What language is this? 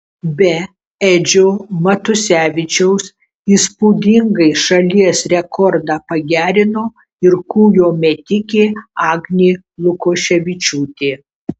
Lithuanian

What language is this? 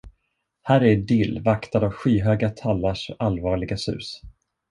Swedish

